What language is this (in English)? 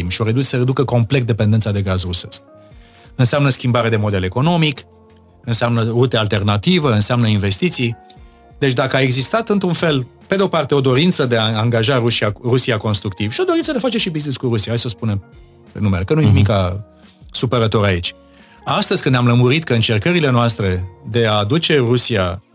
Romanian